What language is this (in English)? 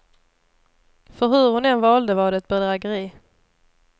Swedish